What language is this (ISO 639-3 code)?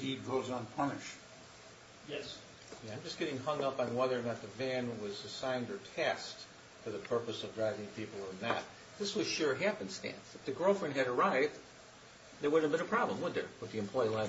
eng